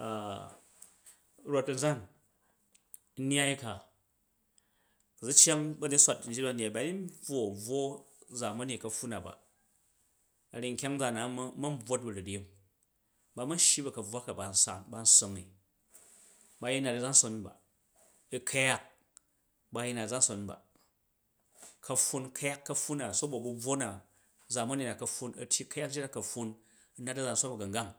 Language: Jju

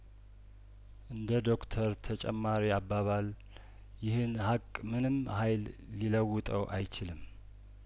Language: Amharic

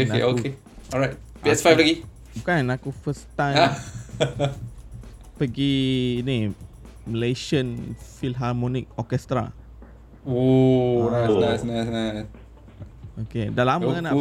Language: Malay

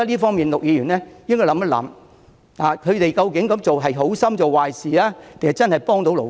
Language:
Cantonese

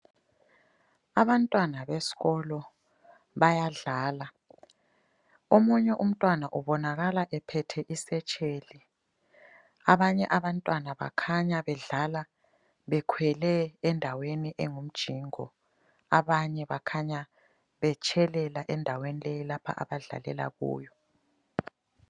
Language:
North Ndebele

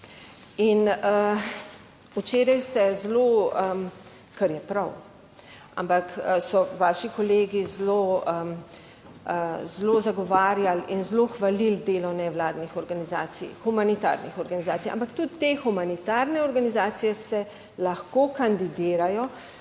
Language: Slovenian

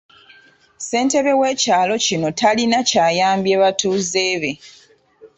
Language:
Ganda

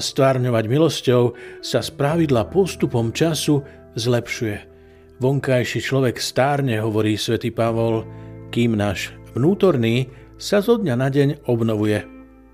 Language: Slovak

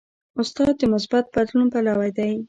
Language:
Pashto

